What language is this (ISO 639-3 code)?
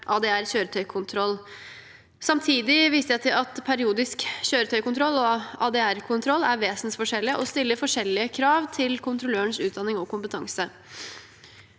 nor